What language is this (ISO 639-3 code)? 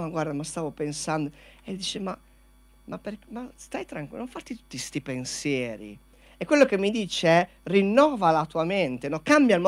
ita